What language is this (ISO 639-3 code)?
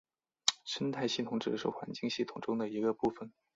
zho